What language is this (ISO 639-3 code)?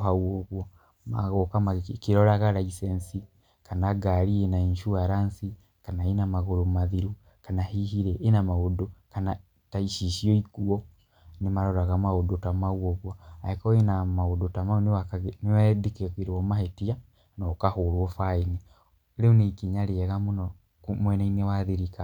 kik